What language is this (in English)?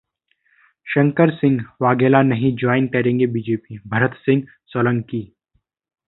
Hindi